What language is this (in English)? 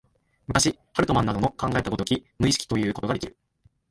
Japanese